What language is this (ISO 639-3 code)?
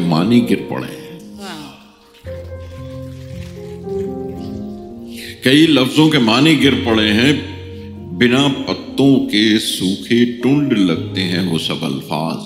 urd